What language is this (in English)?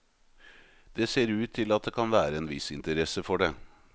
Norwegian